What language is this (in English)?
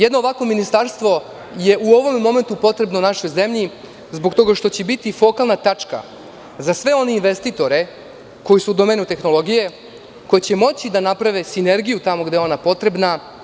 Serbian